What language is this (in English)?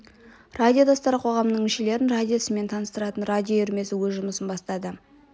Kazakh